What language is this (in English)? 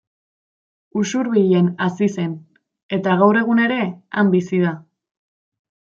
Basque